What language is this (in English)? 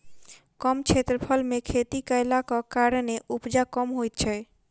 Maithili